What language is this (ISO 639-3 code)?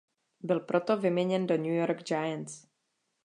ces